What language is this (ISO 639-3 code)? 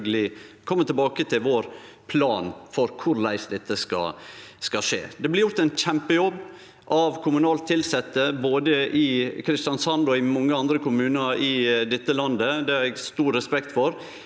nor